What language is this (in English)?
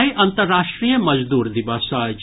Maithili